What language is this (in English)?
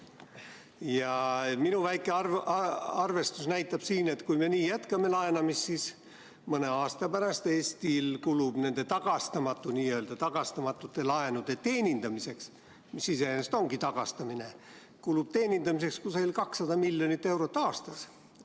Estonian